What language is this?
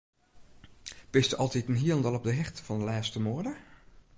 Western Frisian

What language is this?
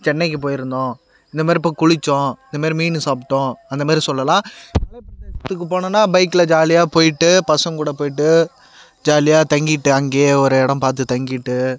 Tamil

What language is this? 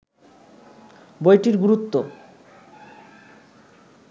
Bangla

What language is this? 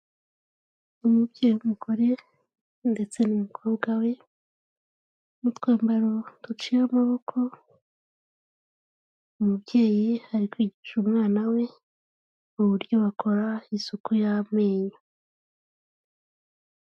Kinyarwanda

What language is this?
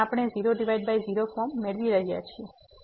Gujarati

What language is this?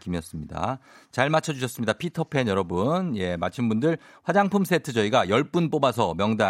Korean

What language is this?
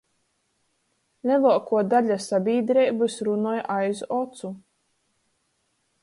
Latgalian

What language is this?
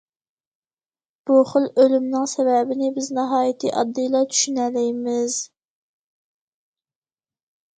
Uyghur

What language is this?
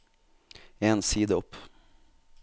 Norwegian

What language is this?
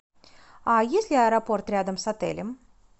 Russian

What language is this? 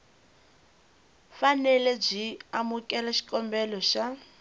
Tsonga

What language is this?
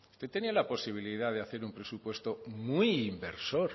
Spanish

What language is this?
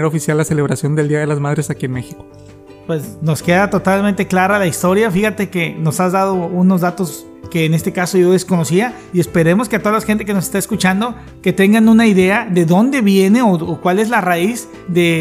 Spanish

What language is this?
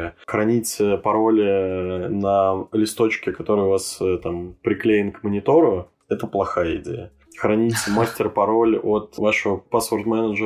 Russian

